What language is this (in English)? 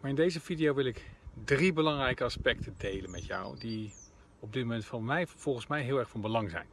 Dutch